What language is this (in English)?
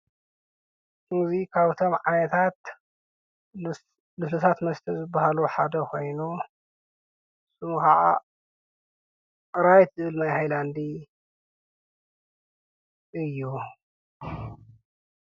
Tigrinya